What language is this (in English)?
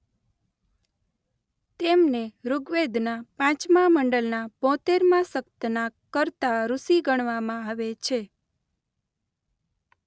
Gujarati